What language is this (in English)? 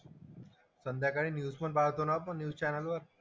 Marathi